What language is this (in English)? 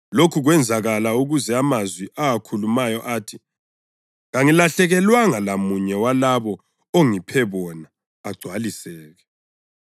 North Ndebele